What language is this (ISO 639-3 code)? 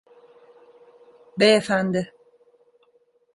tur